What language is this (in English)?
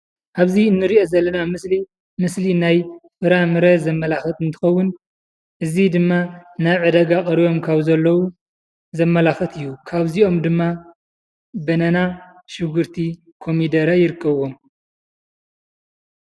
Tigrinya